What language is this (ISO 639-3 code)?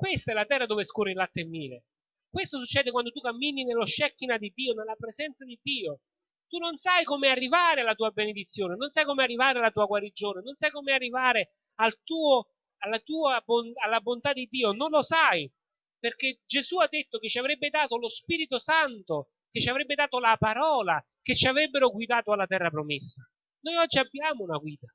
ita